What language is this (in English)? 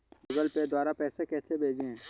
Hindi